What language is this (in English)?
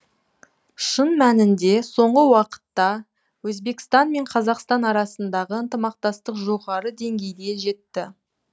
Kazakh